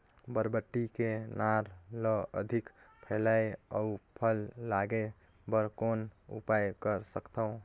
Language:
Chhattisgarhi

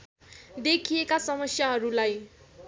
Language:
Nepali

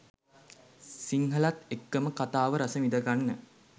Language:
Sinhala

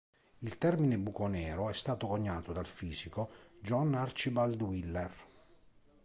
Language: Italian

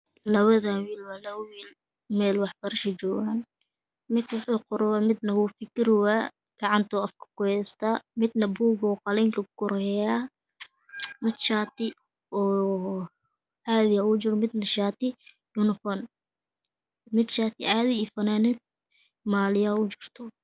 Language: Somali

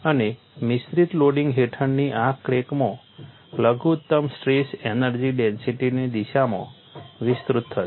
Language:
Gujarati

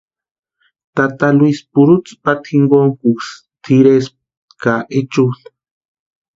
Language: Western Highland Purepecha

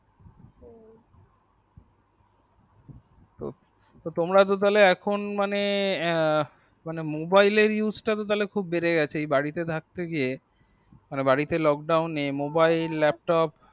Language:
Bangla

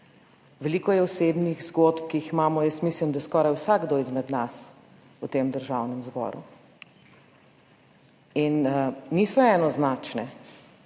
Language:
Slovenian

